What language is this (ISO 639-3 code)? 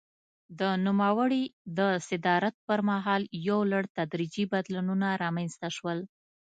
pus